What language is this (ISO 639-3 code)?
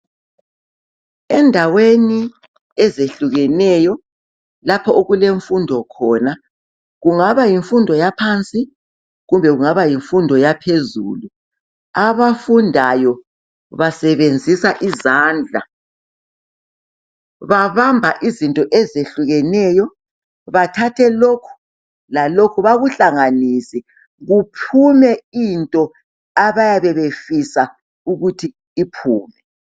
nde